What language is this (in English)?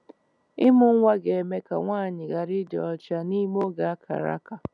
Igbo